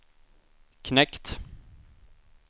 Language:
Swedish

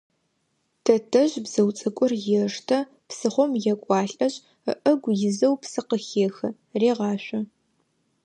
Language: Adyghe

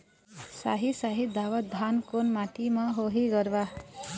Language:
Chhattisgarhi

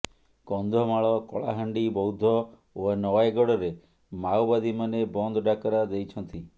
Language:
Odia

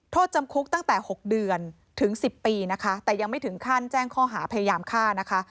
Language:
Thai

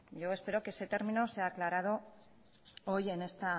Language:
Spanish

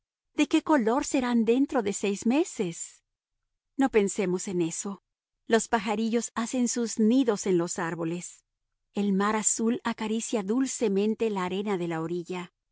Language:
Spanish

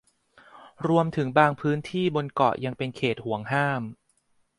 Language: Thai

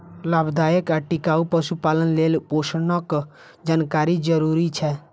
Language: Maithili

